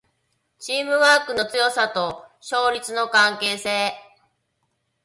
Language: Japanese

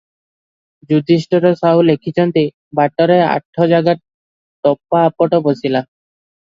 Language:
Odia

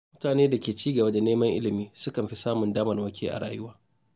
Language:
Hausa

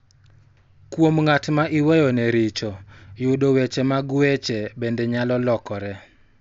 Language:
Luo (Kenya and Tanzania)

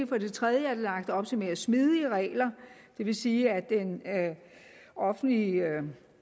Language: Danish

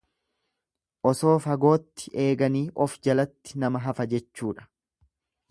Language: Oromo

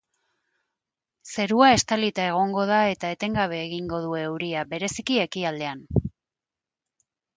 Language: Basque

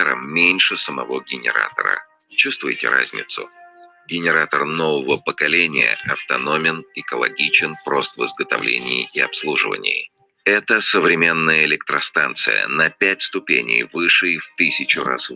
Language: Russian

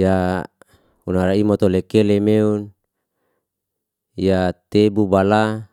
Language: Liana-Seti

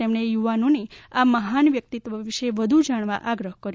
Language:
Gujarati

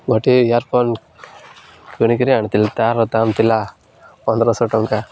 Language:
Odia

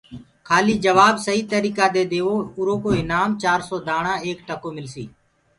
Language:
Gurgula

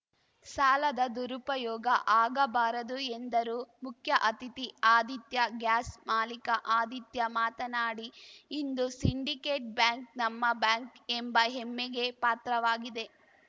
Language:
Kannada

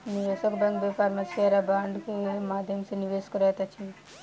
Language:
Maithili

